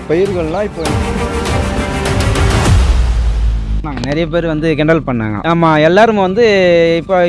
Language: Indonesian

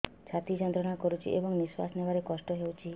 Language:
Odia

